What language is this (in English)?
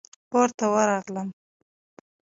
Pashto